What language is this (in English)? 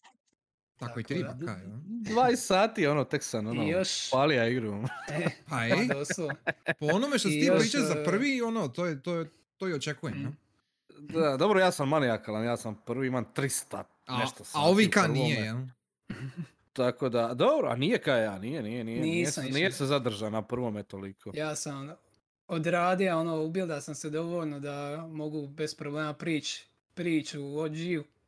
Croatian